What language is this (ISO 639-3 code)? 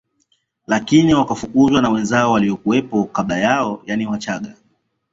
swa